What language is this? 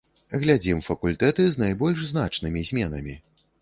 Belarusian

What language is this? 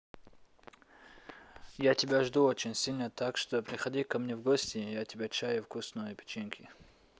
Russian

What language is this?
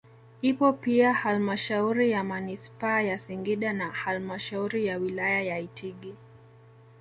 Swahili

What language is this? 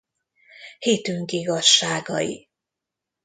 Hungarian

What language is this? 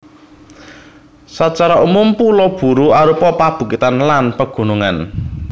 Javanese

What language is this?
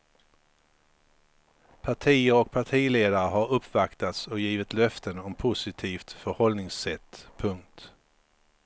Swedish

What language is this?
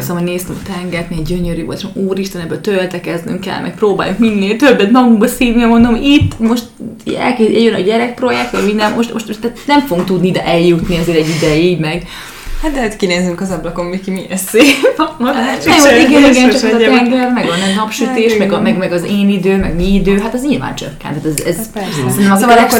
Hungarian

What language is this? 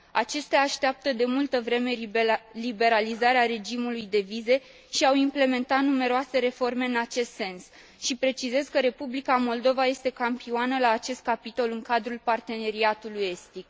Romanian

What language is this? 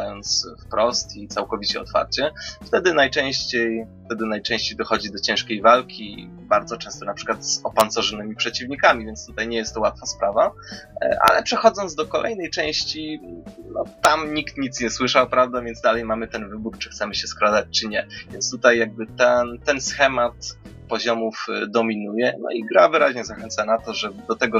Polish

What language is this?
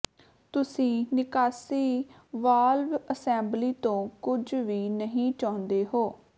Punjabi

